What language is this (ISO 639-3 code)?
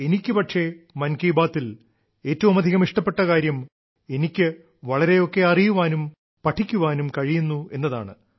mal